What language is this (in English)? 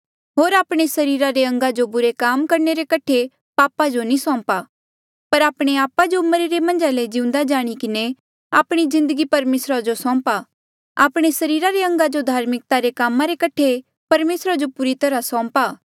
Mandeali